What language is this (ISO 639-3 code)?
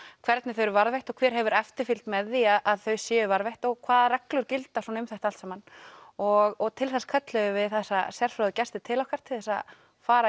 isl